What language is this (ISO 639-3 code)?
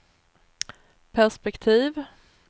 swe